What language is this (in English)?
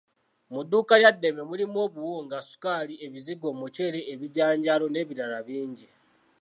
Ganda